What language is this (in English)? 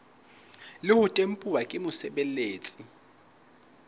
Southern Sotho